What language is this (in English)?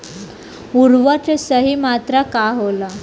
Bhojpuri